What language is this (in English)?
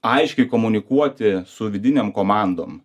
Lithuanian